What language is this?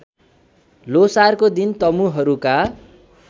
Nepali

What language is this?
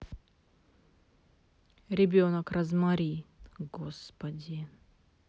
Russian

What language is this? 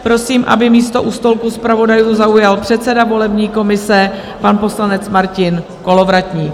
Czech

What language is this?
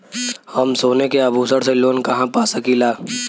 Bhojpuri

